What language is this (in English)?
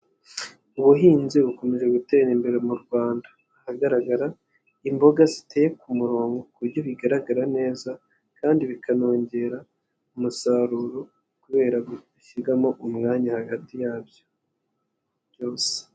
Kinyarwanda